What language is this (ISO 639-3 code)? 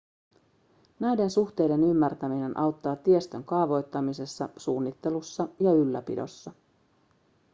fin